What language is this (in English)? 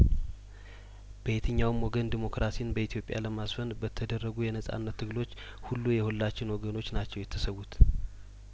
Amharic